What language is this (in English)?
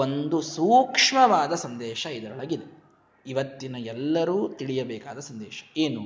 Kannada